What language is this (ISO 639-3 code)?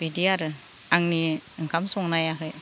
brx